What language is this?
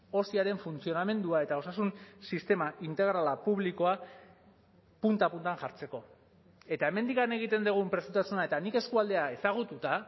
Basque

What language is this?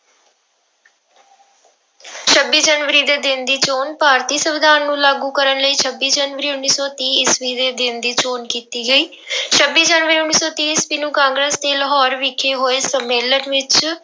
Punjabi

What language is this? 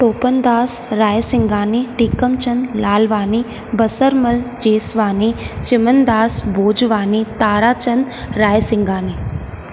Sindhi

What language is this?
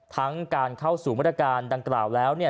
Thai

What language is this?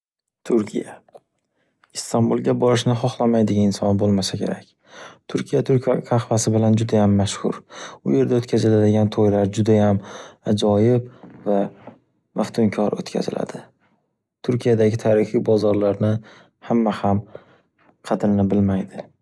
Uzbek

